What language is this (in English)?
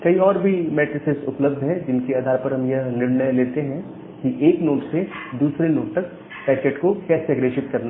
Hindi